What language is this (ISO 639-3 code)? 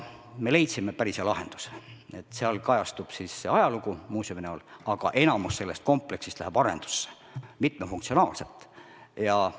est